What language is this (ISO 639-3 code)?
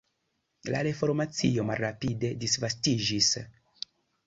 epo